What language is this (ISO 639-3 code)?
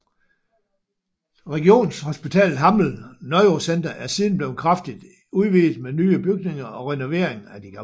dan